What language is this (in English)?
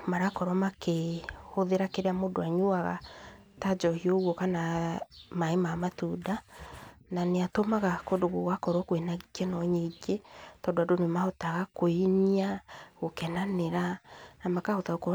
Kikuyu